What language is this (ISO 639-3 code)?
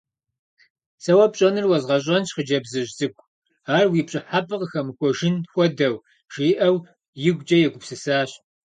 kbd